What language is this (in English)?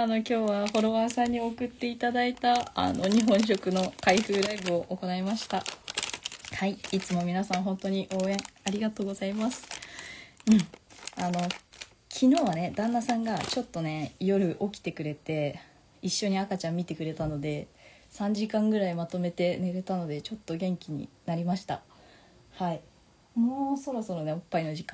Japanese